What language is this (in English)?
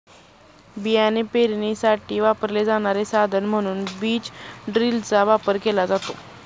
Marathi